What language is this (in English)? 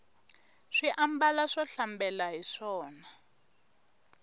Tsonga